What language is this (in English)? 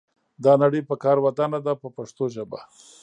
Pashto